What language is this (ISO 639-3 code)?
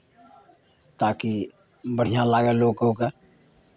mai